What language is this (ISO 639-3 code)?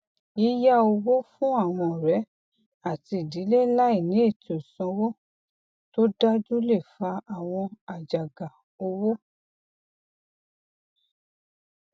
yor